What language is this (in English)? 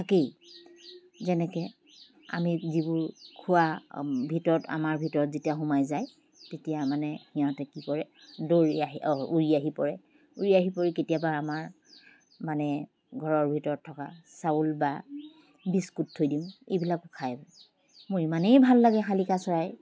Assamese